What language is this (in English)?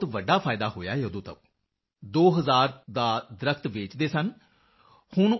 Punjabi